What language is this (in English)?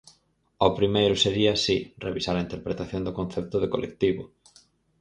Galician